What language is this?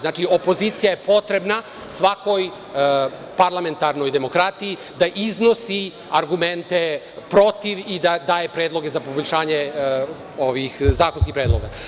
Serbian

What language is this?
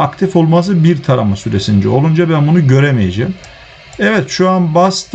Turkish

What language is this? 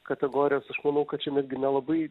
Lithuanian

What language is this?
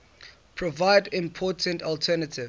English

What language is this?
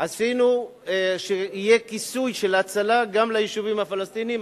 Hebrew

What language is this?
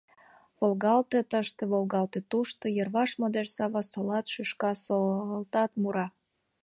Mari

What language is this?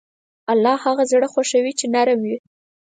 Pashto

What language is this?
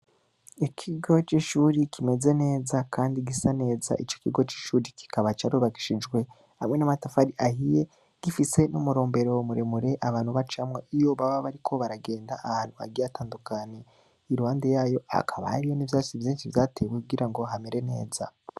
Rundi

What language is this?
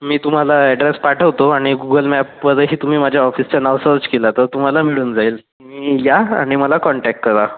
Marathi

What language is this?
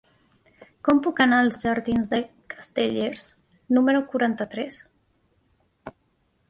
Catalan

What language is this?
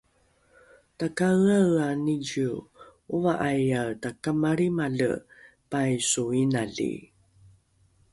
Rukai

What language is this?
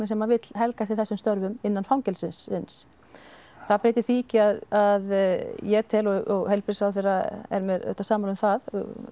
Icelandic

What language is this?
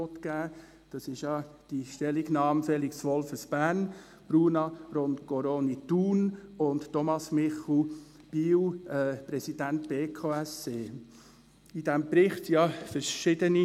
Swiss German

